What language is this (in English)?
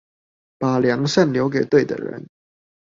Chinese